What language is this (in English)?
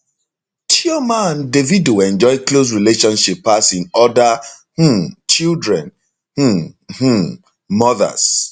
Nigerian Pidgin